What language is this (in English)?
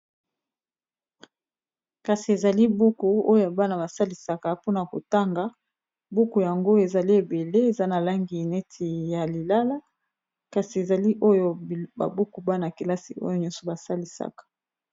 Lingala